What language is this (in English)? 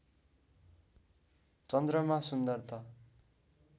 Nepali